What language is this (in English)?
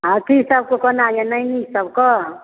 Maithili